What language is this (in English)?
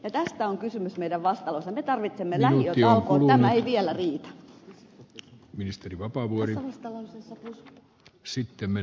Finnish